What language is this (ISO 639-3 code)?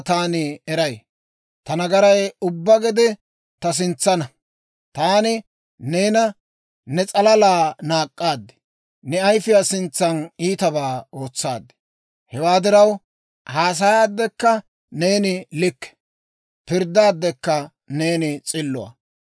dwr